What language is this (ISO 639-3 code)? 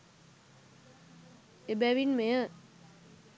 sin